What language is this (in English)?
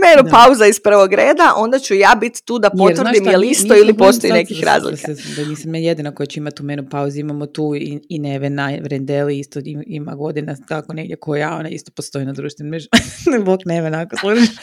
Croatian